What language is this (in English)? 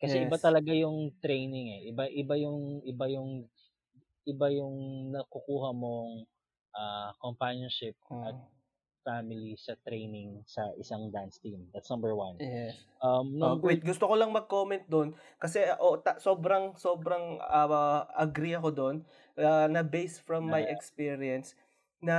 Filipino